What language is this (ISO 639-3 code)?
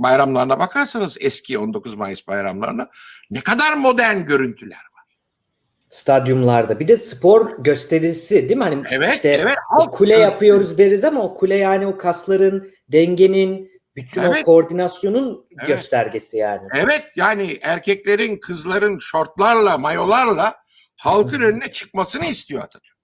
tur